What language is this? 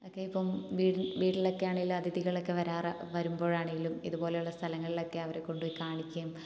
Malayalam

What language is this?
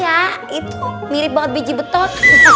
Indonesian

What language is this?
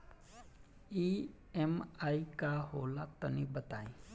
Bhojpuri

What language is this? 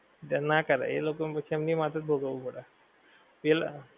Gujarati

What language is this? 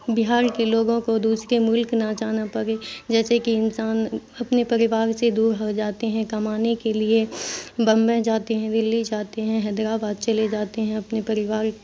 Urdu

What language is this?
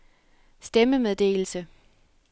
Danish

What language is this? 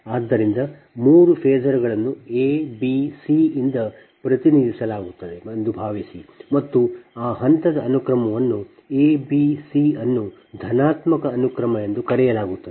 Kannada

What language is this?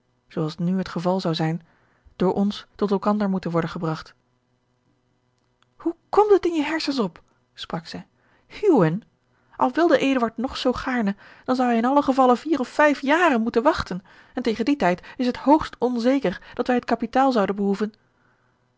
Dutch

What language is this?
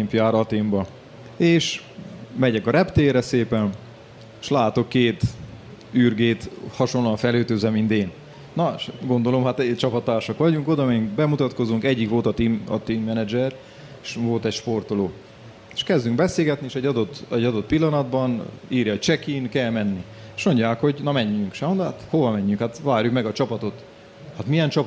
Hungarian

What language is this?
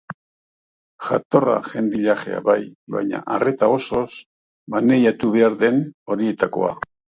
Basque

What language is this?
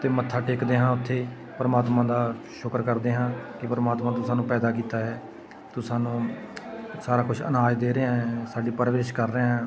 Punjabi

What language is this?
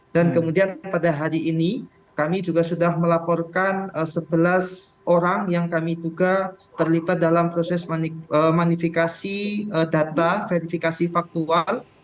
Indonesian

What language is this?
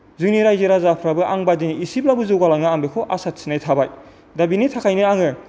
Bodo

